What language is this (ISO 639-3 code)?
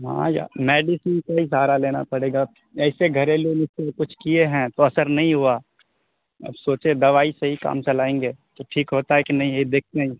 urd